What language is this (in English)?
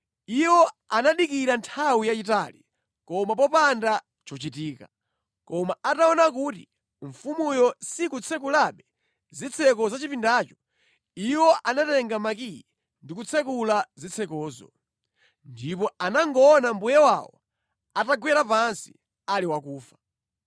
Nyanja